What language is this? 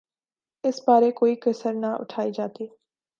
Urdu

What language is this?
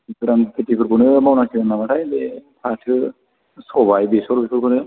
Bodo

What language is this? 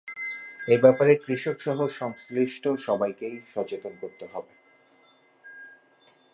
Bangla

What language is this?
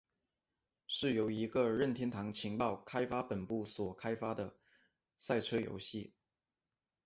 Chinese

